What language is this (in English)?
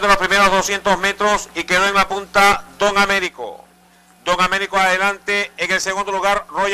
Spanish